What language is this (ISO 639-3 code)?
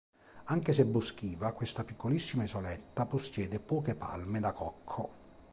ita